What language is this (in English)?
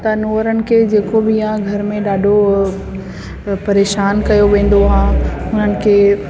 Sindhi